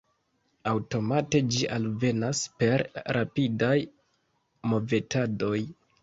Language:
Esperanto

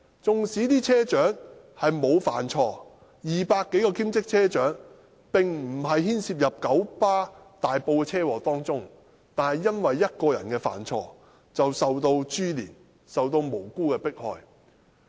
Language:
Cantonese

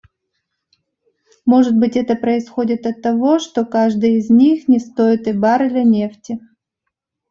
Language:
Russian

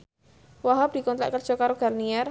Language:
Javanese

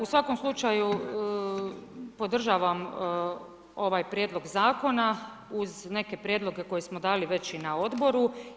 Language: Croatian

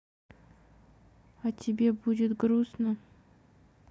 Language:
Russian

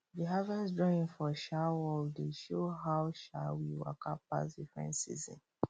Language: Nigerian Pidgin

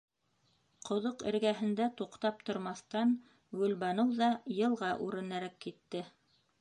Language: Bashkir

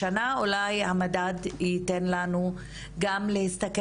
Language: Hebrew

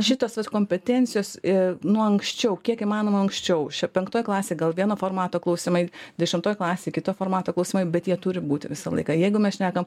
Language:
Lithuanian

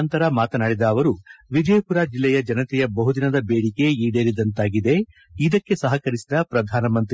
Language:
Kannada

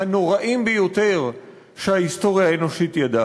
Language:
Hebrew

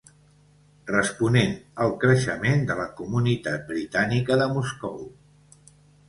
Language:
Catalan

